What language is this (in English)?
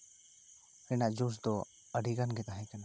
Santali